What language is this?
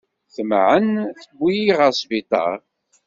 Kabyle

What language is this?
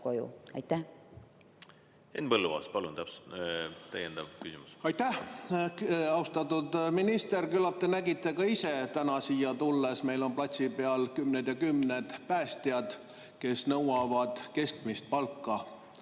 Estonian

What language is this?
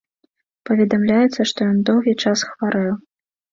Belarusian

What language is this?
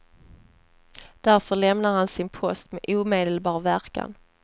Swedish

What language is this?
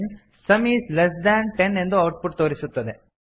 Kannada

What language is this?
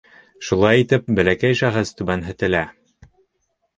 Bashkir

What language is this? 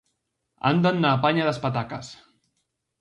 Galician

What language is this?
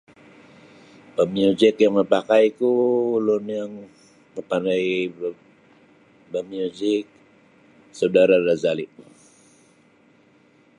Sabah Bisaya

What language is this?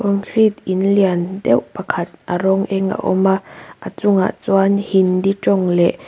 Mizo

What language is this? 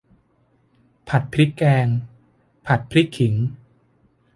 Thai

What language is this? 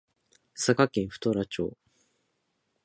Japanese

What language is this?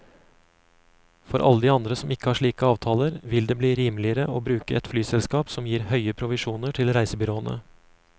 Norwegian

